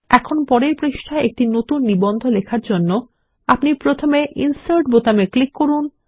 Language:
Bangla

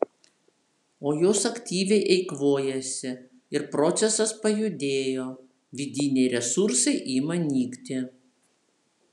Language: Lithuanian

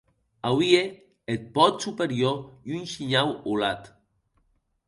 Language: Occitan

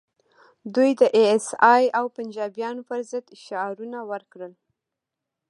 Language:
Pashto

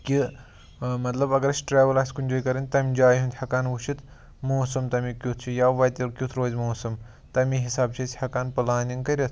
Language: Kashmiri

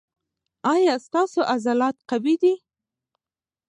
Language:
Pashto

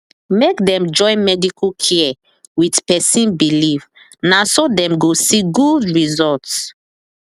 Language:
Nigerian Pidgin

